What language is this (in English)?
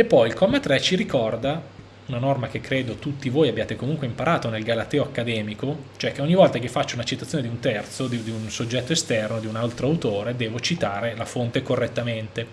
Italian